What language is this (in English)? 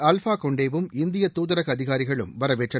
Tamil